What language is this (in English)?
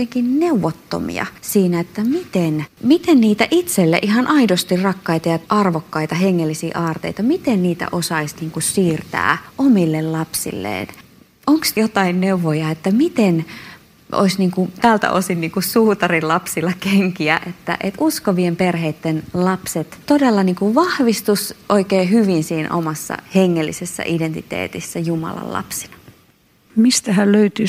Finnish